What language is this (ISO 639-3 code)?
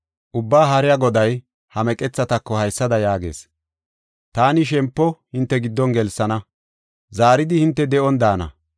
gof